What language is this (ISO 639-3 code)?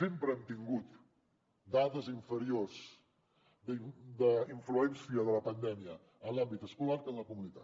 cat